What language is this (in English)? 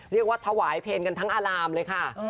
Thai